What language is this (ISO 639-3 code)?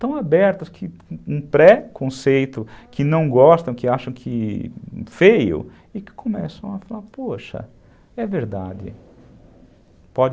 por